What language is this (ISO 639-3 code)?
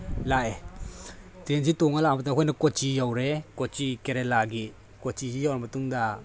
mni